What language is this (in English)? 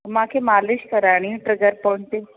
Sindhi